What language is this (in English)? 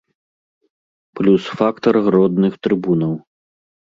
Belarusian